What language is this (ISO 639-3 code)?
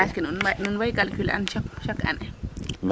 srr